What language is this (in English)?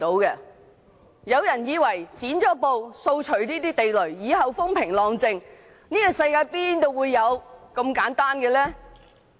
Cantonese